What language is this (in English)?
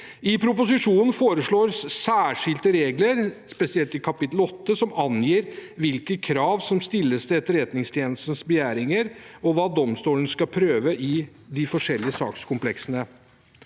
Norwegian